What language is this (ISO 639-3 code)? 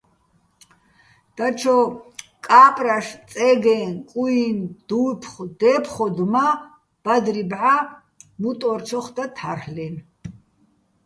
bbl